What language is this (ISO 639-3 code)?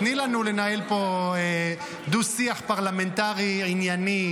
heb